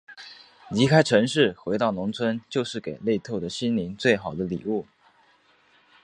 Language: Chinese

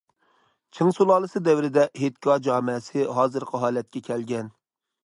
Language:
Uyghur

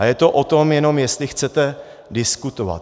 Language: Czech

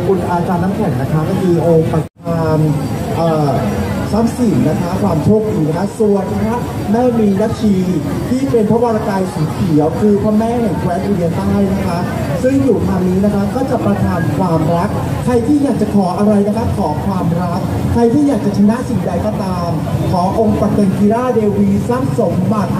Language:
Thai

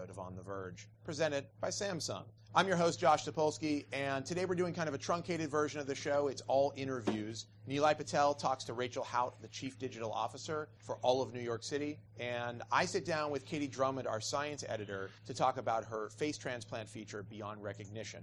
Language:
English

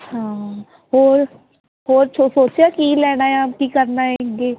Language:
Punjabi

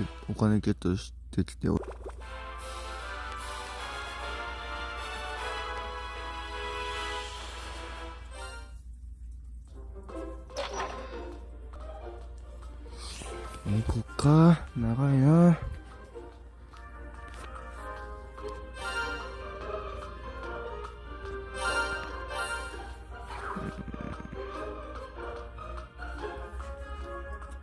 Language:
Japanese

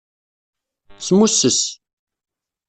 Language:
Kabyle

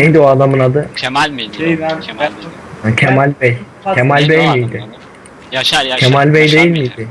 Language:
Turkish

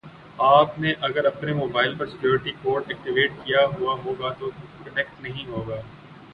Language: Urdu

